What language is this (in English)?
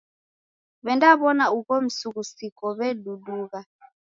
Taita